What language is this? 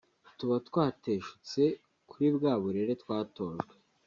Kinyarwanda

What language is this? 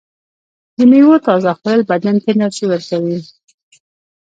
Pashto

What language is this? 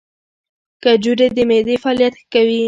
Pashto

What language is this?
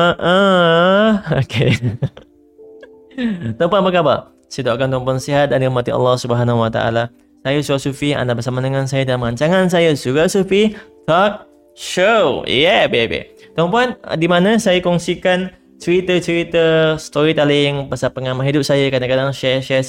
Malay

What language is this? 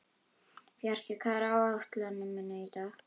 Icelandic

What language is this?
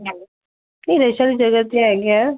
Dogri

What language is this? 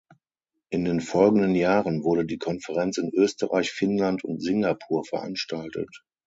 German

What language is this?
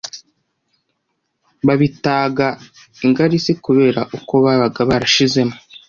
Kinyarwanda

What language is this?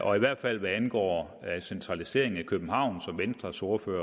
Danish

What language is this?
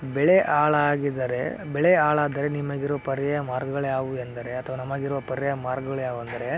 Kannada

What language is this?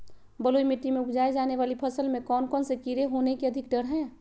Magahi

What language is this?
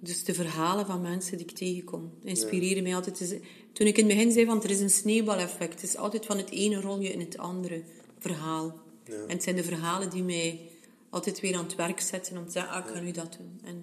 Dutch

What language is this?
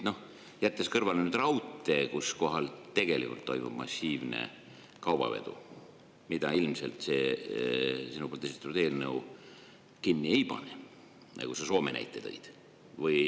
Estonian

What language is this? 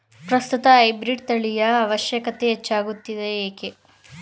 Kannada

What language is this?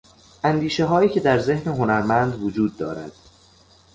Persian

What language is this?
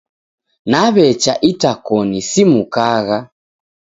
Taita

